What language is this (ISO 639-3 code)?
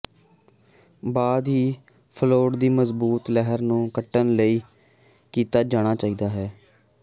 pan